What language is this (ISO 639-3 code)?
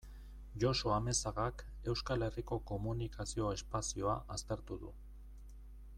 eus